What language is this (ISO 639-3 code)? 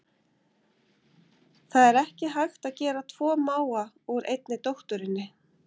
isl